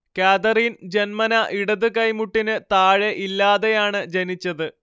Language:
Malayalam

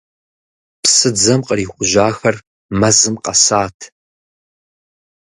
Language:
Kabardian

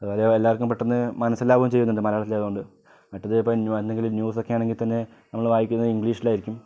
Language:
Malayalam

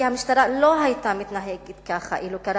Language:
Hebrew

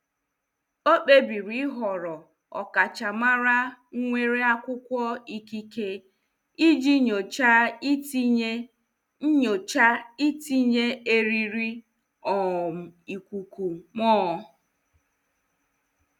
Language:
Igbo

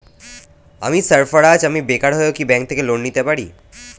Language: Bangla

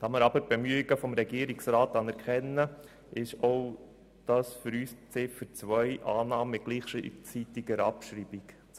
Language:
Swiss German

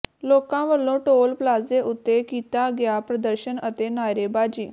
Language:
Punjabi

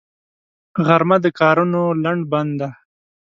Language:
Pashto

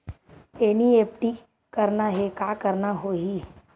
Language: Chhattisgarhi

